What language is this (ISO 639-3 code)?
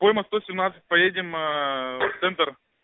rus